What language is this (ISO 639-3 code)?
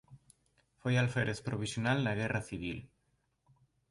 glg